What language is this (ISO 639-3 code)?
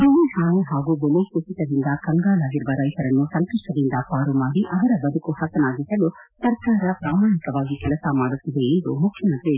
kan